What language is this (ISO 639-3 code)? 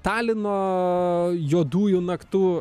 lit